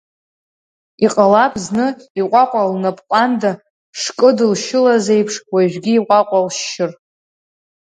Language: Abkhazian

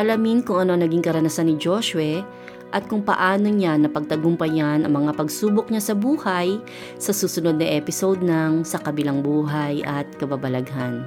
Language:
Filipino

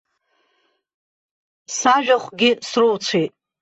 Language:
Abkhazian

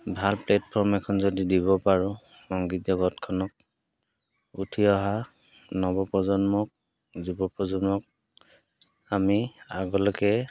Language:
Assamese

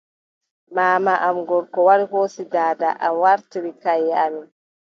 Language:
Adamawa Fulfulde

